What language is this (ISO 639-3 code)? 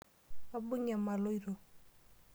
mas